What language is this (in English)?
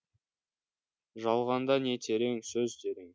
Kazakh